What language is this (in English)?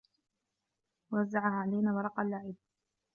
Arabic